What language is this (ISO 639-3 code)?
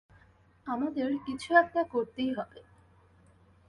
ben